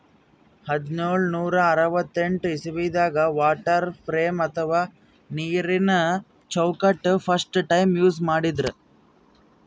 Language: Kannada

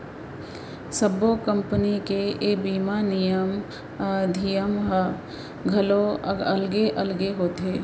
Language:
Chhattisgarhi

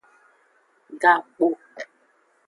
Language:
Aja (Benin)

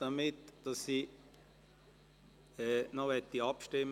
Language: Swiss German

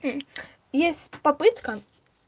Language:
Russian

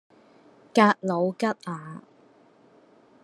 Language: Cantonese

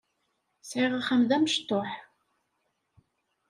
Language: Kabyle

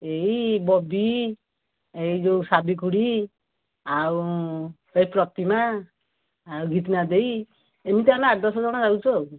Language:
Odia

